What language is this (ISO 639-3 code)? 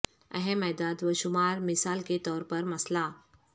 urd